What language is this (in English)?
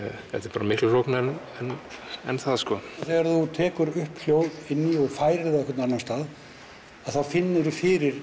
Icelandic